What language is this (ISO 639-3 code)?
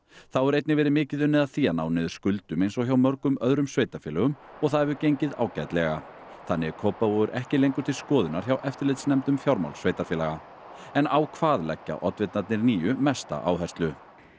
isl